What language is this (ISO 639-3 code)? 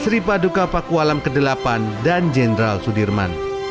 ind